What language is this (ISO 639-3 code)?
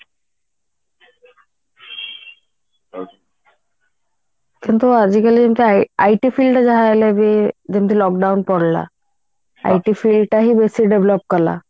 ori